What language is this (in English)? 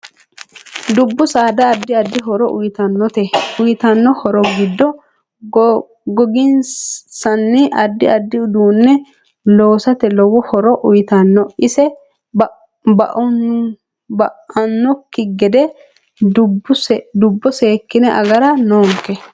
Sidamo